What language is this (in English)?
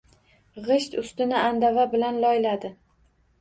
Uzbek